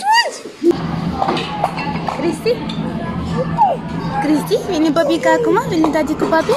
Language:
Romanian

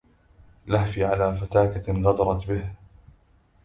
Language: Arabic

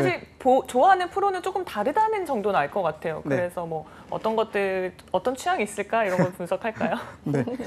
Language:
Korean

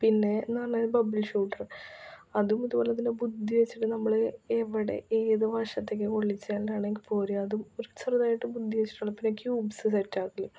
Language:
Malayalam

